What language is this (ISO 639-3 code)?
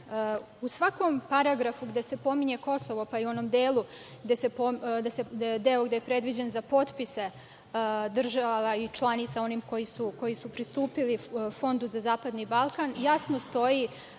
srp